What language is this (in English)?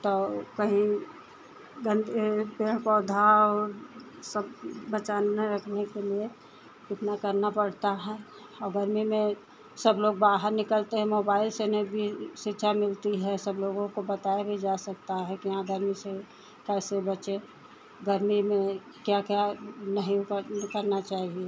Hindi